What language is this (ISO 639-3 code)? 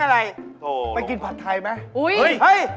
tha